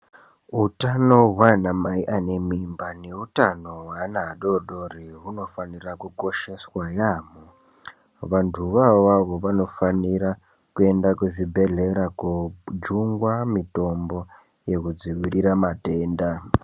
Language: Ndau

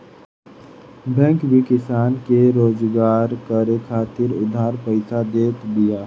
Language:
Bhojpuri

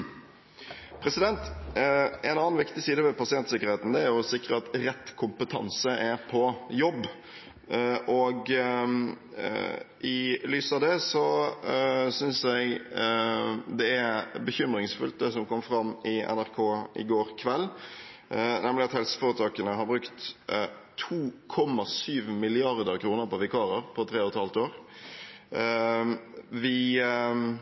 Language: Norwegian Bokmål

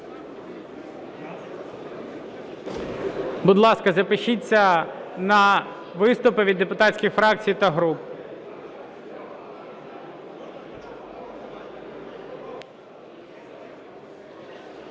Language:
Ukrainian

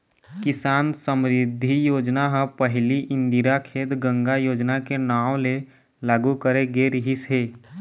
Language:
Chhattisgarhi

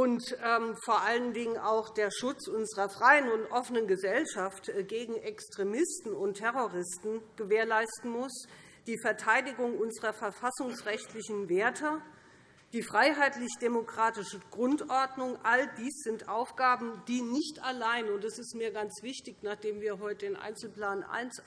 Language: German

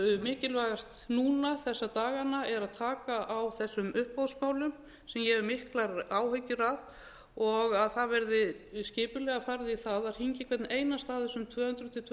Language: Icelandic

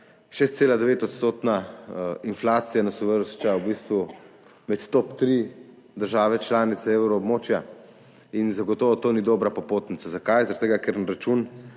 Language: Slovenian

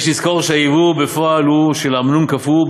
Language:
Hebrew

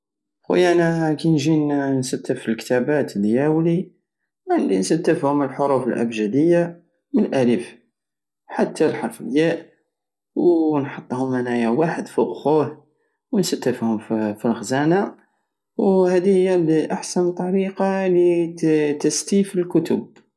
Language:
Algerian Saharan Arabic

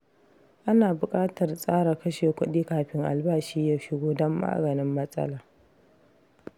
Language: Hausa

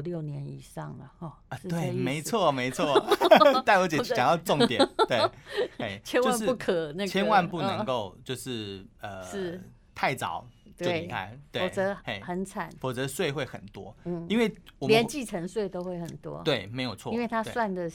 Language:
Chinese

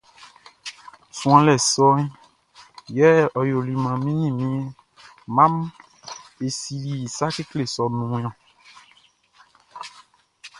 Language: Baoulé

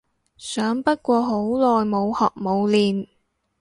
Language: Cantonese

